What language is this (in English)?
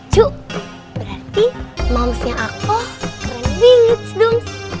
Indonesian